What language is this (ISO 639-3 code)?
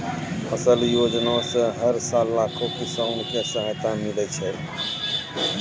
mai